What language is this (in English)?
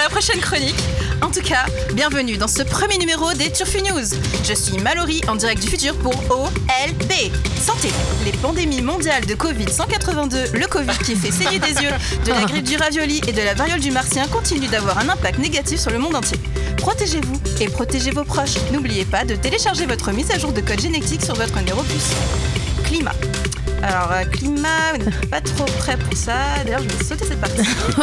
French